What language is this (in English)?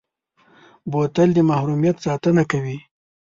Pashto